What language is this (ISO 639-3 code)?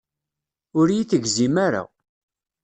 kab